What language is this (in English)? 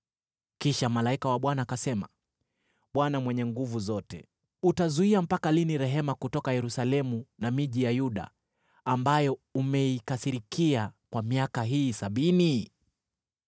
Swahili